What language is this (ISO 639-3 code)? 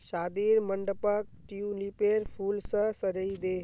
mag